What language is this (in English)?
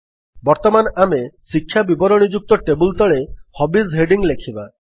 Odia